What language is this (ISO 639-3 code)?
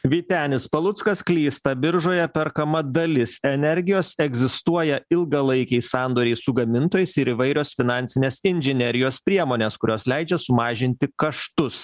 lit